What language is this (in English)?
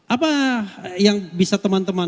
Indonesian